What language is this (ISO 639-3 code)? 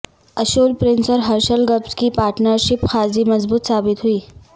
urd